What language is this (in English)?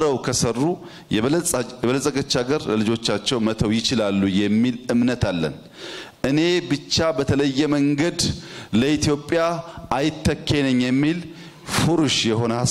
Arabic